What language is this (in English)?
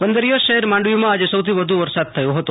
Gujarati